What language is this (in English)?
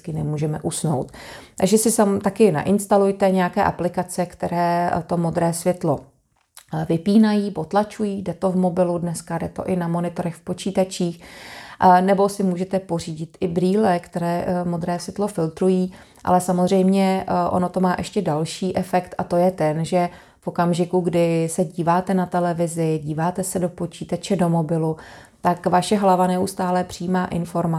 Czech